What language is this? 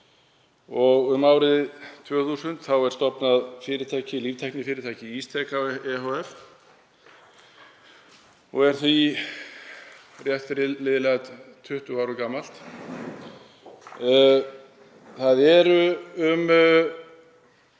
Icelandic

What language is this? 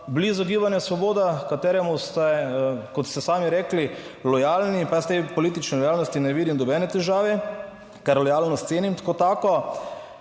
Slovenian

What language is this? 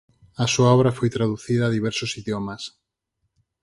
Galician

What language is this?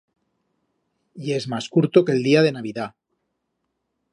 Aragonese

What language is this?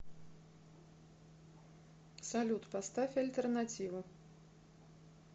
Russian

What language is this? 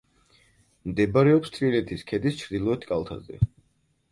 Georgian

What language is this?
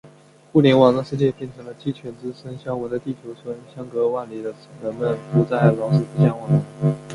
Chinese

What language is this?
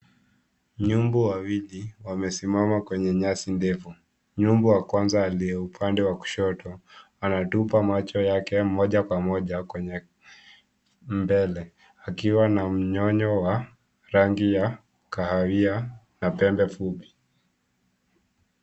Swahili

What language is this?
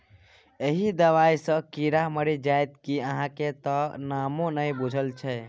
Maithili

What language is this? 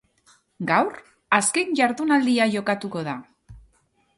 Basque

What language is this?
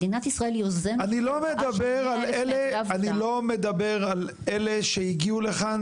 Hebrew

